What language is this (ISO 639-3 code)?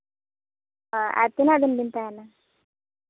sat